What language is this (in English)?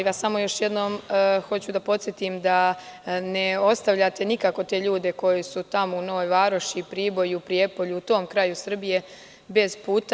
Serbian